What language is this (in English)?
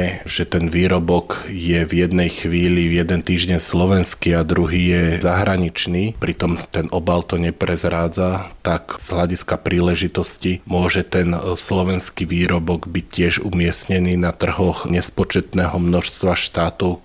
Slovak